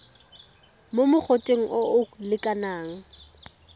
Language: Tswana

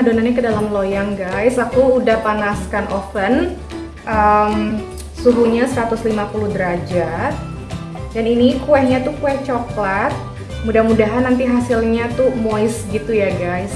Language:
Indonesian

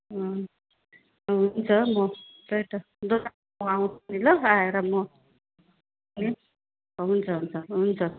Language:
Nepali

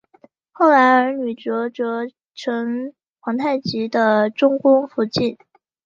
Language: Chinese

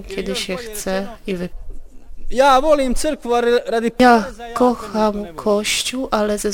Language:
Polish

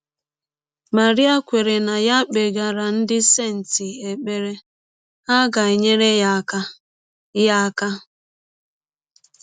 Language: Igbo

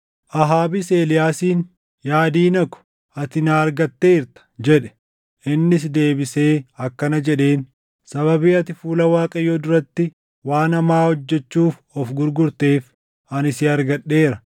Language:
Oromo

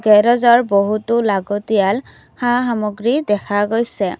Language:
Assamese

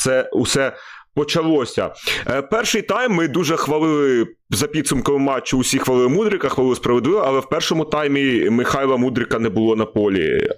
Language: Ukrainian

